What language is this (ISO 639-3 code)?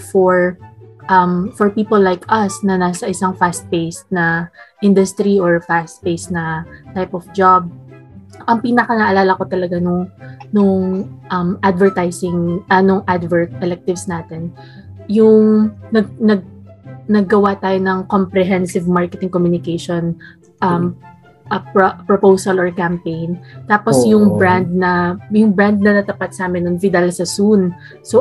fil